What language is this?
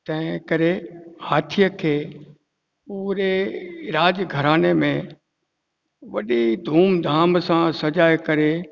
Sindhi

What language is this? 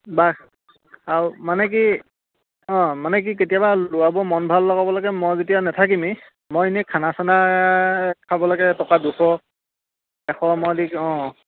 Assamese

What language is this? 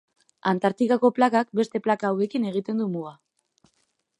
Basque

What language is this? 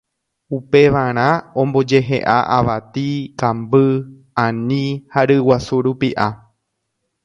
Guarani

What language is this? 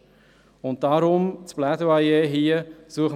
Swiss German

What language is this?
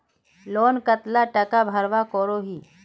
Magahi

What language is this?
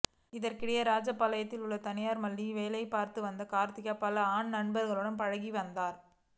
Tamil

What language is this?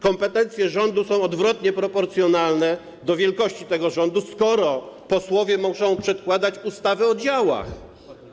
Polish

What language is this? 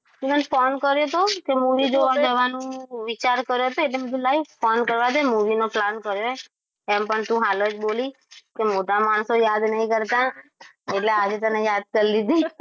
Gujarati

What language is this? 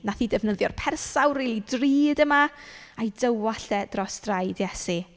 Welsh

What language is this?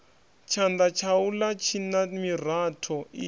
Venda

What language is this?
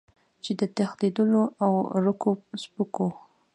Pashto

